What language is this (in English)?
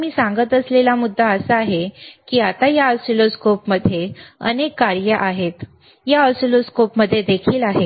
Marathi